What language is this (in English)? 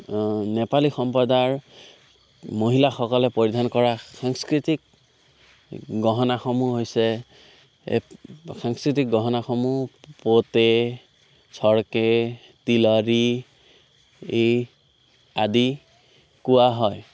Assamese